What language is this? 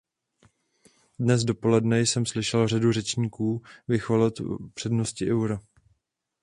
Czech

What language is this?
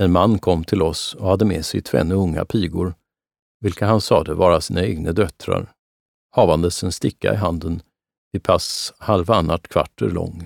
Swedish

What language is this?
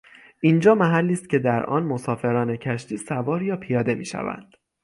Persian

